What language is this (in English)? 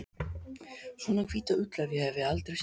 Icelandic